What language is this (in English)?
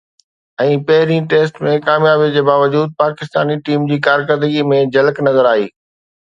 Sindhi